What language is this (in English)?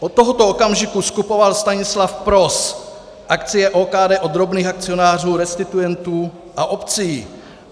Czech